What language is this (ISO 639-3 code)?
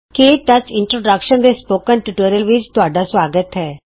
pan